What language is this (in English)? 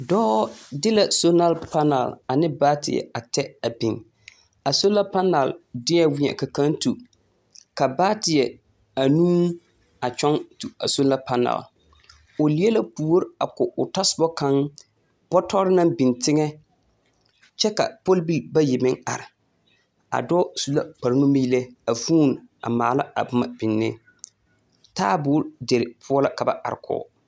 Southern Dagaare